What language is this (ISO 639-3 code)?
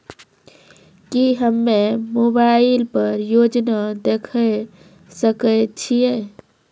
mai